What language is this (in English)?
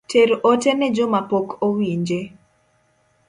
Luo (Kenya and Tanzania)